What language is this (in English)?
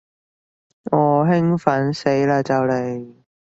Cantonese